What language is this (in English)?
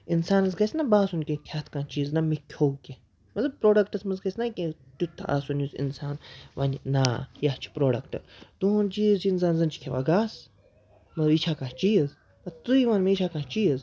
Kashmiri